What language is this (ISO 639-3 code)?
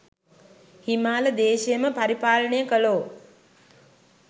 sin